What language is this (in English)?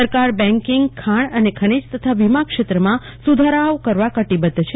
Gujarati